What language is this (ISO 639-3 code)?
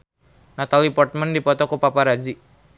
sun